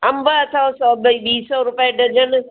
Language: Sindhi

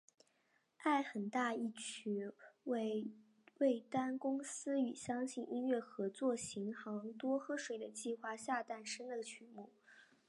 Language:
Chinese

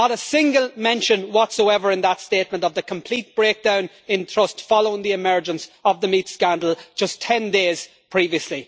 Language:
English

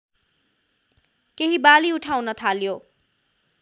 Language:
Nepali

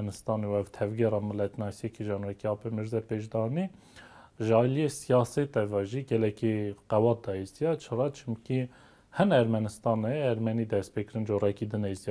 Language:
Arabic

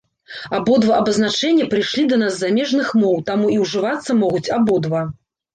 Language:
Belarusian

